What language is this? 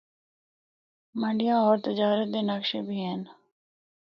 Northern Hindko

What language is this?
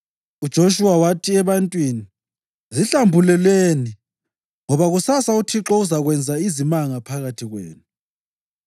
North Ndebele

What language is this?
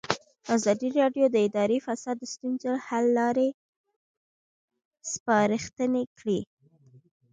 Pashto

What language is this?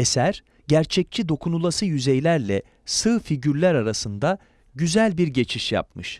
Turkish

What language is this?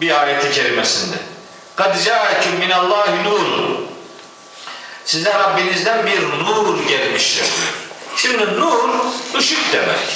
Turkish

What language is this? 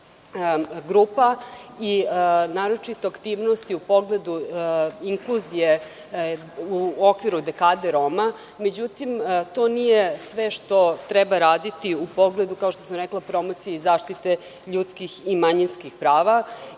Serbian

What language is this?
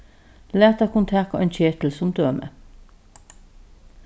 Faroese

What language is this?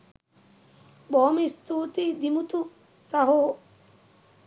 Sinhala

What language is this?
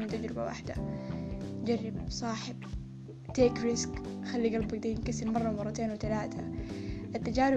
Arabic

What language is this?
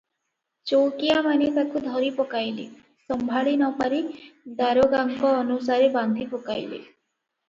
Odia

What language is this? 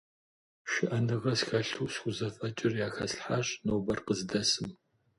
Kabardian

